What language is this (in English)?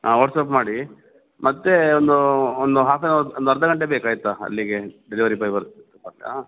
Kannada